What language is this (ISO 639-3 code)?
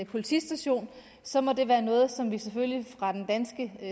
dan